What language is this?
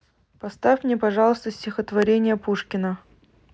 Russian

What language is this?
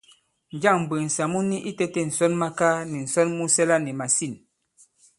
Bankon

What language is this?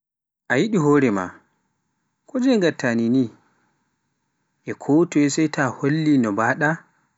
Pular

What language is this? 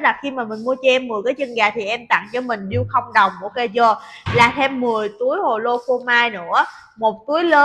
Vietnamese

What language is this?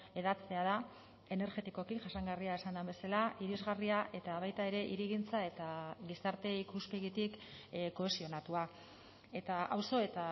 Basque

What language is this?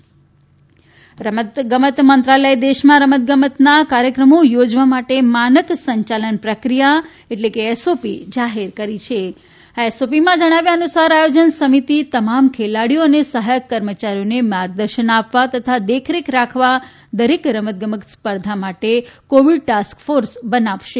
Gujarati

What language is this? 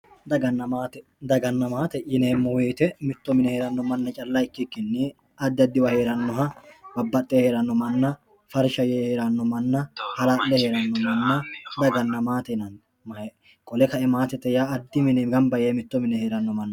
Sidamo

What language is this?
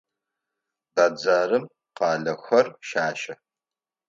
Adyghe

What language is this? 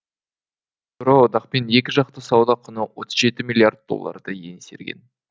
Kazakh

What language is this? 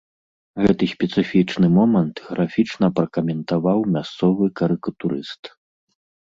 Belarusian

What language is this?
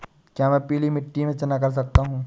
Hindi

